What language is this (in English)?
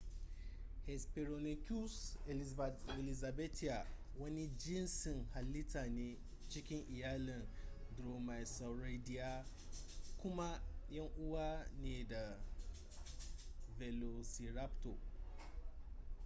Hausa